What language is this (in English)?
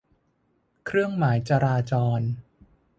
Thai